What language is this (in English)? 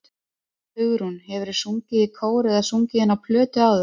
Icelandic